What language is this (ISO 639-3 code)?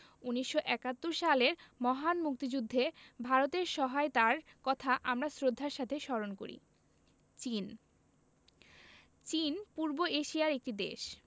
ben